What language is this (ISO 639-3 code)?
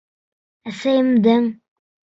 bak